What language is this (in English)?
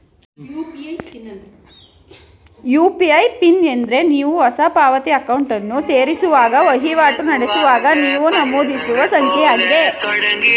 Kannada